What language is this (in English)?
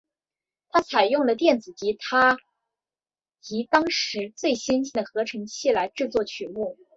Chinese